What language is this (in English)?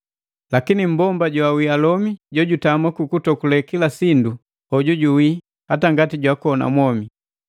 Matengo